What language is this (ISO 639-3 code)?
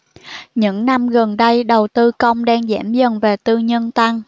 vie